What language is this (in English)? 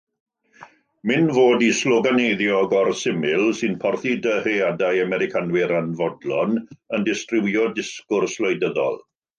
Welsh